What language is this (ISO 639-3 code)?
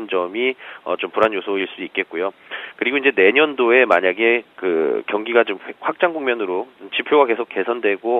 kor